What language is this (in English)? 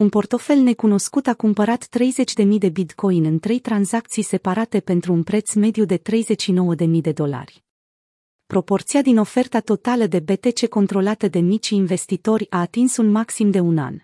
Romanian